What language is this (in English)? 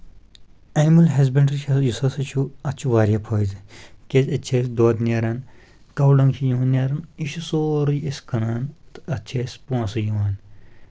Kashmiri